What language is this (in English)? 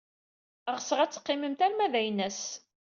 Kabyle